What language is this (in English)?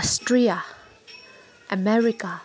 Nepali